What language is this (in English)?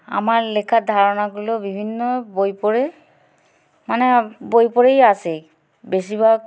Bangla